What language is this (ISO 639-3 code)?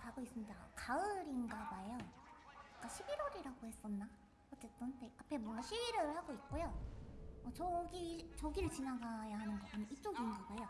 kor